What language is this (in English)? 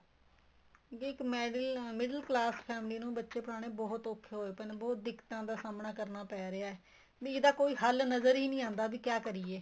Punjabi